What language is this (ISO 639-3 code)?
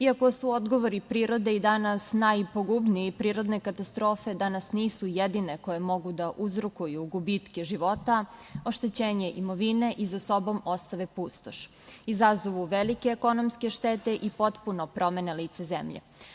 srp